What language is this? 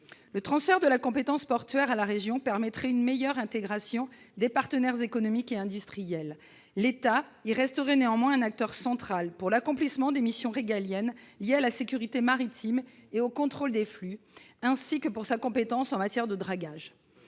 French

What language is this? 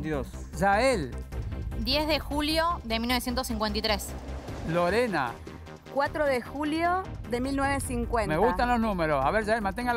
Spanish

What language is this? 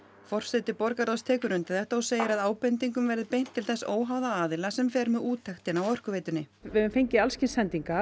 Icelandic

